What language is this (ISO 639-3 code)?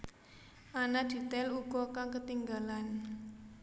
jav